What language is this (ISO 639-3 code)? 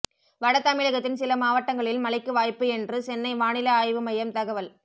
tam